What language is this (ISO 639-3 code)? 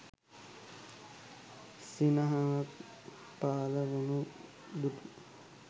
sin